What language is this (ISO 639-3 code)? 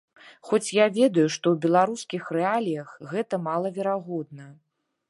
bel